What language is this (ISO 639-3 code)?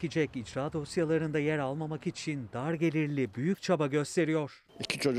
tur